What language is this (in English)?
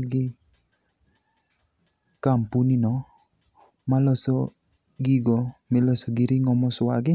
Luo (Kenya and Tanzania)